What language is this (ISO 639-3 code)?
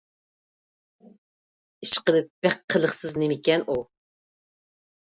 uig